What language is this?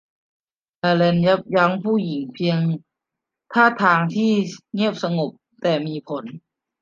Thai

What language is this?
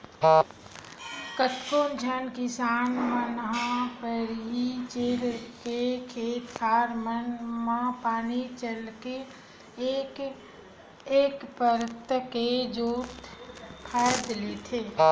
Chhattisgarhi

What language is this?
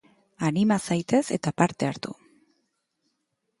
Basque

